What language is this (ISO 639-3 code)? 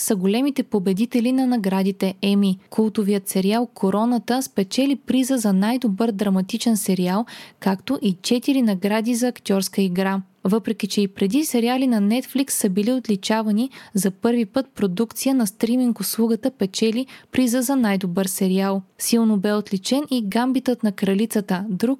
bul